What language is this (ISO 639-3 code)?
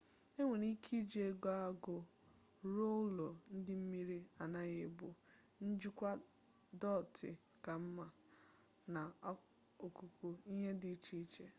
ibo